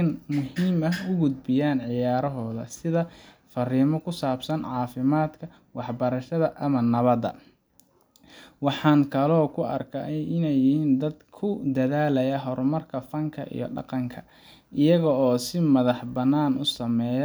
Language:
Somali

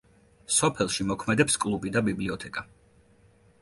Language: Georgian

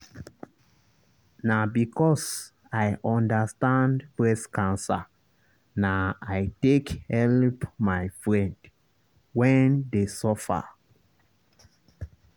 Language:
Nigerian Pidgin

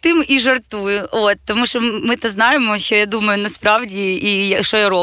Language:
Ukrainian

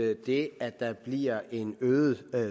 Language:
Danish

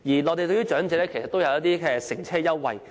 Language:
Cantonese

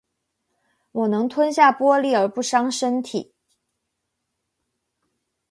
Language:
Chinese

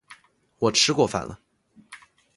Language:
Chinese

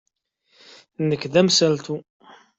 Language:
Kabyle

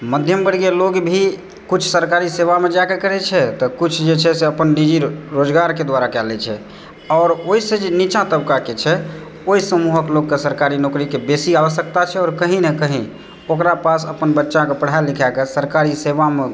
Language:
Maithili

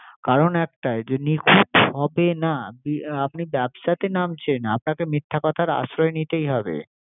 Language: Bangla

